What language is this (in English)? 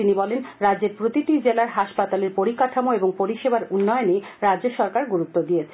Bangla